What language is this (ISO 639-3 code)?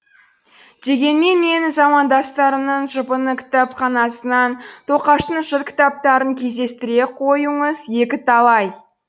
kaz